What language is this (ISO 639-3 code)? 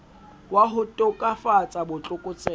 sot